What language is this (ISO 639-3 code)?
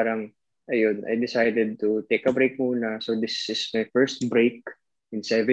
fil